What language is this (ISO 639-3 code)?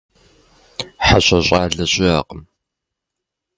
kbd